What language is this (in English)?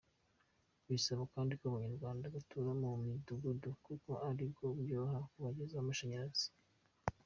Kinyarwanda